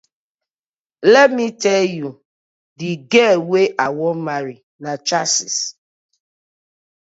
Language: Nigerian Pidgin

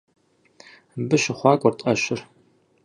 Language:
Kabardian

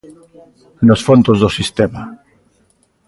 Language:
Galician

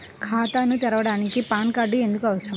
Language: Telugu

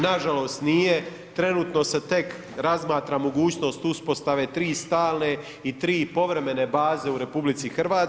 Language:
Croatian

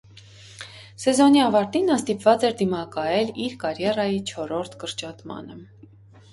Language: Armenian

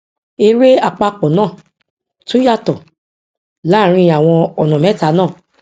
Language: Yoruba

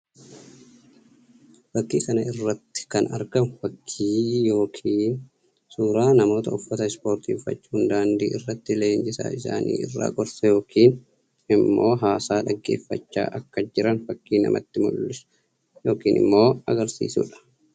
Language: Oromo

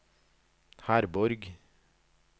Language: Norwegian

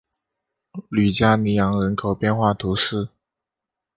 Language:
Chinese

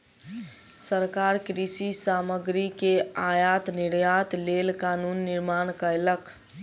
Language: Maithili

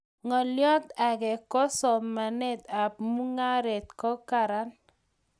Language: Kalenjin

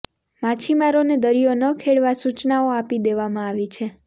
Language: Gujarati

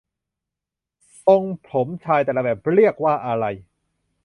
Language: Thai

